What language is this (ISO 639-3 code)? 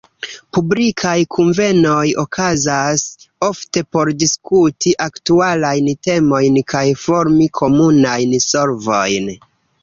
epo